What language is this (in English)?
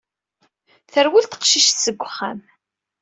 Kabyle